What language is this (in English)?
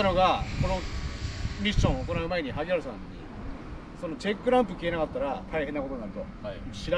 Japanese